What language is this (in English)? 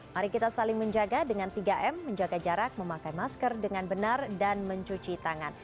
Indonesian